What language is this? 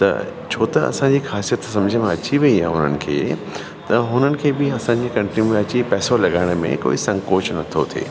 Sindhi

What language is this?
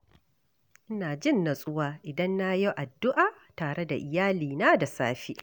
Hausa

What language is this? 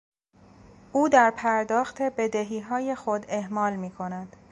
Persian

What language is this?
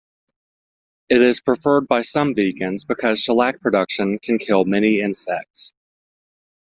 English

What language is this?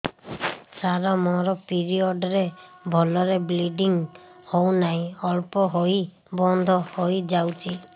Odia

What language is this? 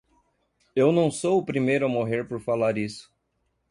Portuguese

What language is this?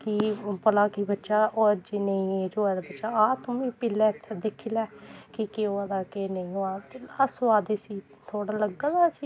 Dogri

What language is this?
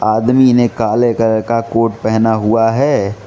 Hindi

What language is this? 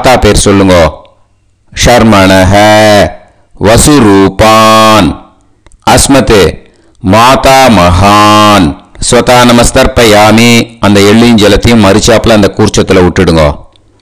Tamil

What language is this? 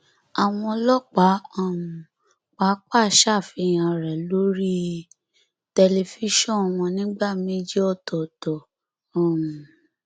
Yoruba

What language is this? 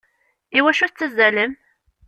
Kabyle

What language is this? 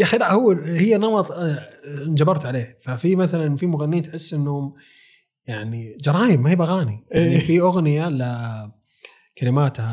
Arabic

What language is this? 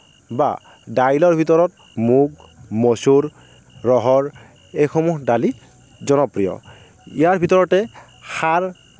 Assamese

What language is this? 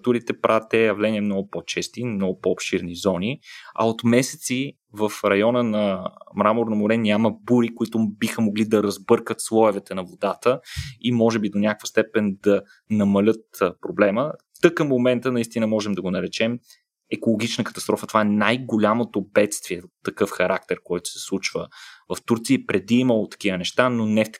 Bulgarian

